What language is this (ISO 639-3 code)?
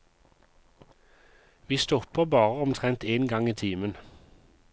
nor